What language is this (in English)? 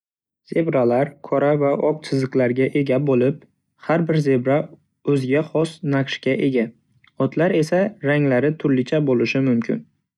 Uzbek